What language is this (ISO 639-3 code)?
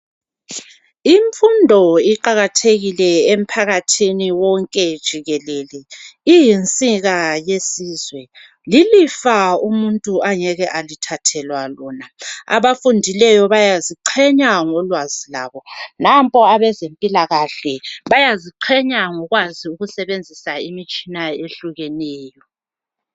nde